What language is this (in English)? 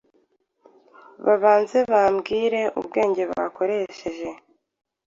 Kinyarwanda